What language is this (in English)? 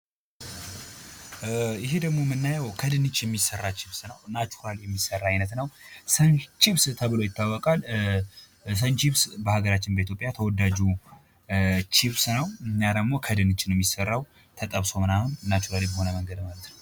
Amharic